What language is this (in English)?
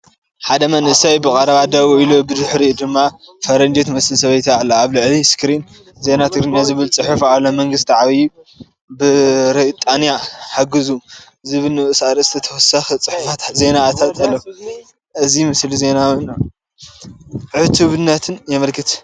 Tigrinya